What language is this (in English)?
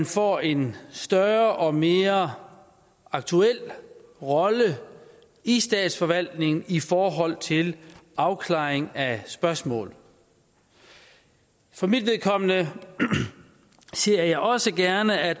Danish